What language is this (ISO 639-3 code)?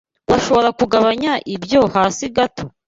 kin